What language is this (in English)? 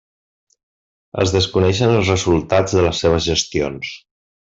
Catalan